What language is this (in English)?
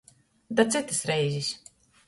Latgalian